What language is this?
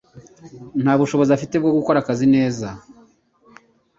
Kinyarwanda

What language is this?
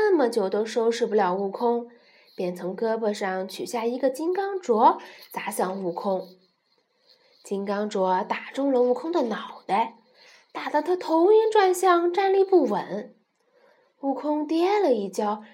Chinese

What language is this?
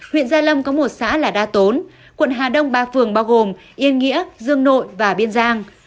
Vietnamese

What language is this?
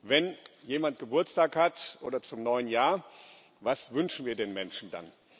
German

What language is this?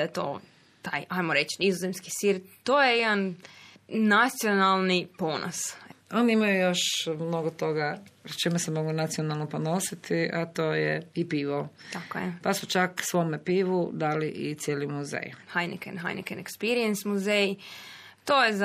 Croatian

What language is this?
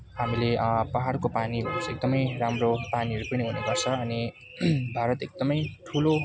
Nepali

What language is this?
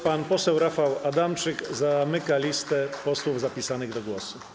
Polish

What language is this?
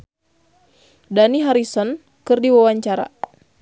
Sundanese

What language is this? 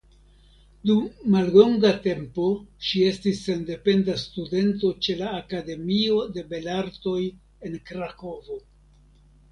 Esperanto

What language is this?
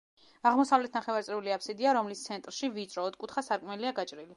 Georgian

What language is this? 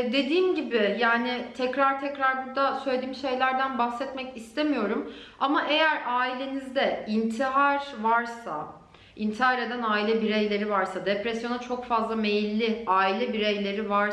Turkish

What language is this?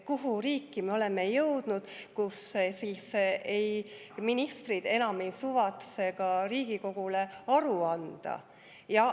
Estonian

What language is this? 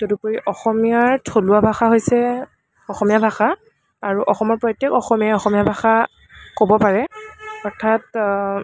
Assamese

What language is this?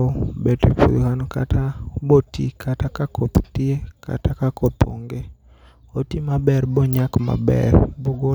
Luo (Kenya and Tanzania)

